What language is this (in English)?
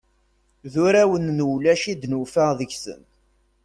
Kabyle